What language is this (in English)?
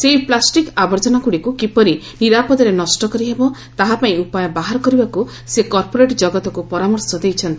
Odia